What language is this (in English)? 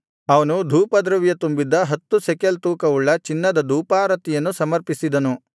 Kannada